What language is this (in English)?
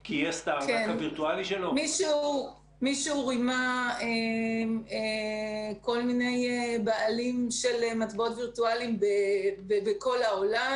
Hebrew